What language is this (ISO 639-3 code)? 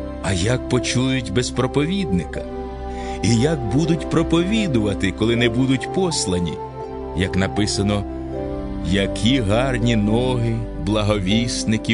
ukr